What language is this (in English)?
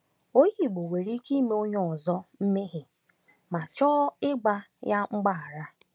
Igbo